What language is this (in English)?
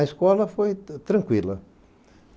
Portuguese